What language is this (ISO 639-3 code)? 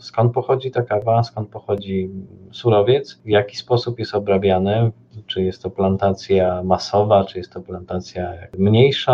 pol